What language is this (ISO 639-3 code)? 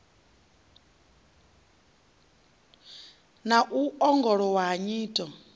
ven